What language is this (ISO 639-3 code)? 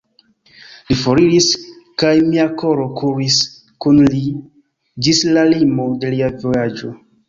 epo